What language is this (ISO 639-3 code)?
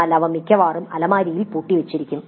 mal